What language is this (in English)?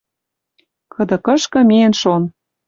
Western Mari